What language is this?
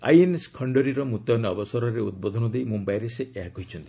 Odia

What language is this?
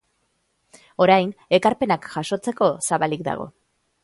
Basque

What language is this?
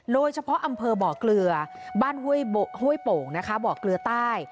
Thai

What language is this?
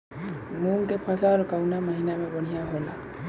Bhojpuri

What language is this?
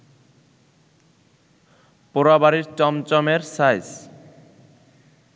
Bangla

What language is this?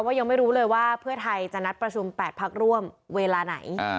Thai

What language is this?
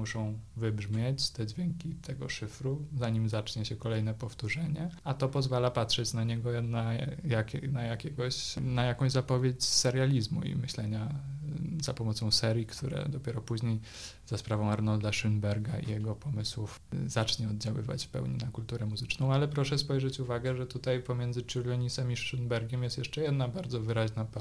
Polish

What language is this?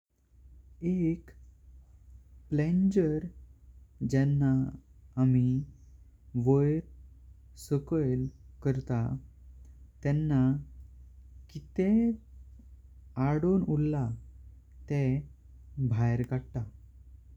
Konkani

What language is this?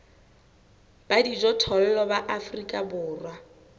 Southern Sotho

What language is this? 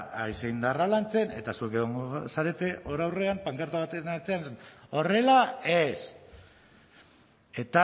Basque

